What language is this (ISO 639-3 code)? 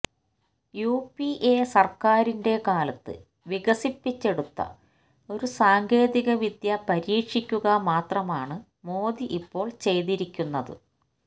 mal